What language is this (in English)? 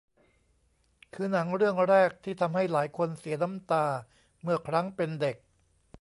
Thai